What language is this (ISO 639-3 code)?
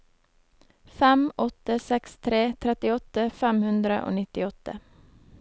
nor